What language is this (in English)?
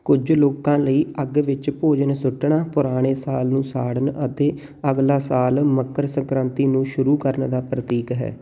Punjabi